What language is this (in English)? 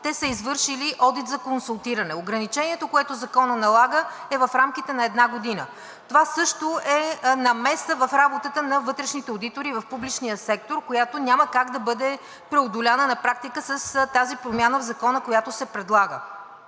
Bulgarian